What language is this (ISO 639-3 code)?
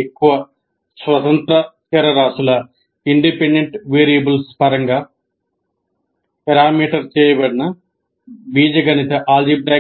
tel